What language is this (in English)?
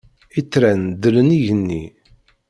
Kabyle